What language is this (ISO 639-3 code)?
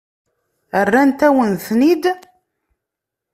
kab